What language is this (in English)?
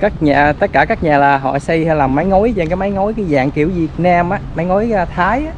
Vietnamese